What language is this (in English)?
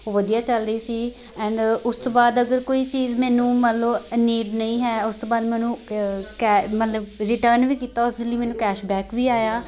Punjabi